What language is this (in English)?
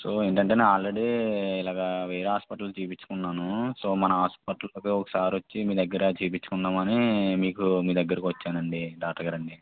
Telugu